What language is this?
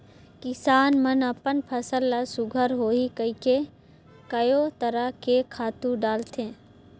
Chhattisgarhi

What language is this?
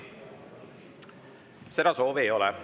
Estonian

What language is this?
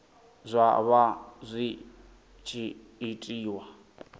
Venda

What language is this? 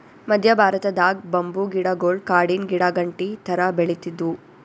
Kannada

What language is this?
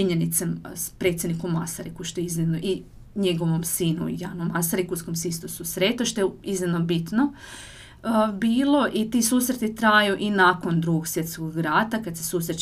Croatian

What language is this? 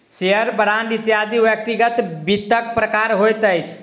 Maithili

